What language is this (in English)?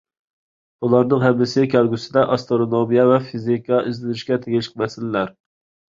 Uyghur